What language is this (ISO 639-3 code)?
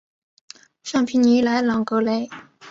zho